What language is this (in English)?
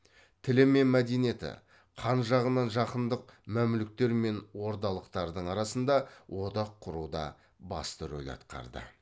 Kazakh